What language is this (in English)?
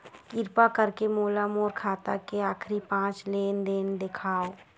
Chhattisgarhi